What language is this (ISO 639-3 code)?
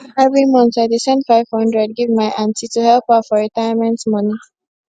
pcm